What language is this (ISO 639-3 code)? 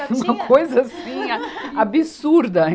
por